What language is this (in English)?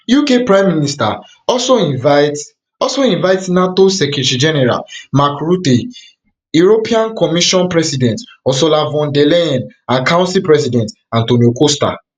Nigerian Pidgin